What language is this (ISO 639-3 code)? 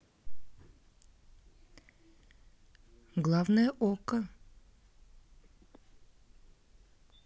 rus